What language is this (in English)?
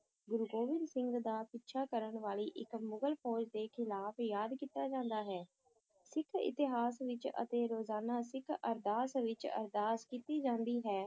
Punjabi